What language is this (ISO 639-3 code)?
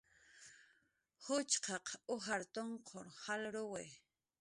jqr